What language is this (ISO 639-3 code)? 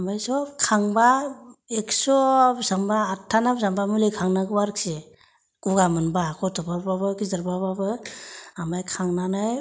brx